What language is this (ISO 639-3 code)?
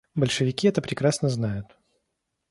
rus